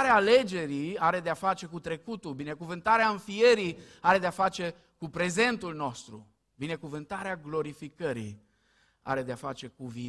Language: Romanian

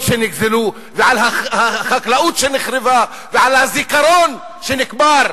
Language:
Hebrew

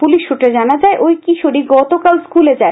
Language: Bangla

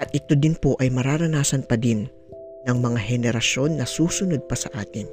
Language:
Filipino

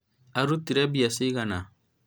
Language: Kikuyu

